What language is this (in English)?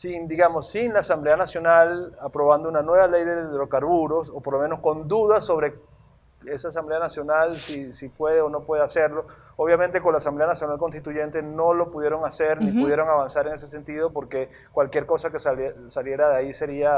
Spanish